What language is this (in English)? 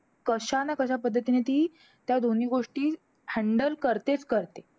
Marathi